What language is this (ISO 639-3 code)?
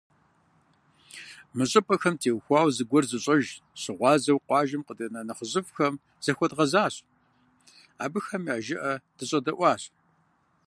kbd